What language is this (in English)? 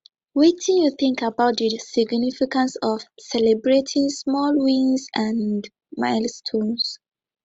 Nigerian Pidgin